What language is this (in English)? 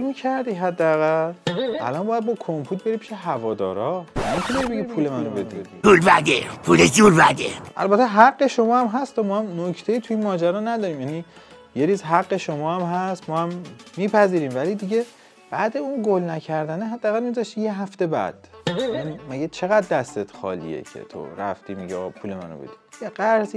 Persian